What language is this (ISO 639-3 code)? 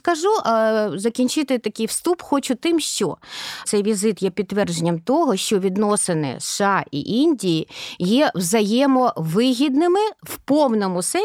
ukr